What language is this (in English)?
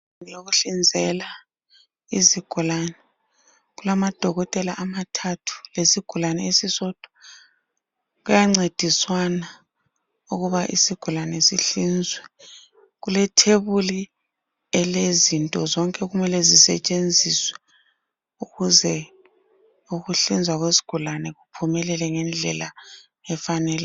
North Ndebele